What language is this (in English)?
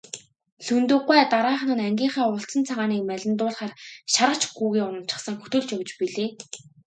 Mongolian